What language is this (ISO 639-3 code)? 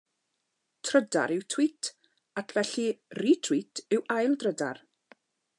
cym